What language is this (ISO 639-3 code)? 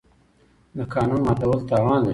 pus